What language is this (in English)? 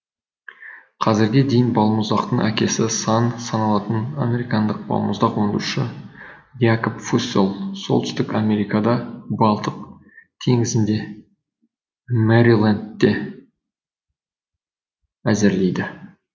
Kazakh